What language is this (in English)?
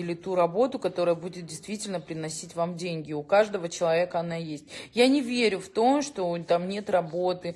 Russian